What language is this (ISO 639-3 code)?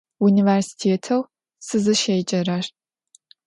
ady